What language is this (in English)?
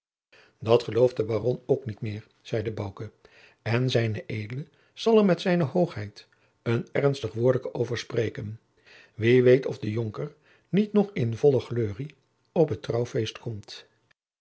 Dutch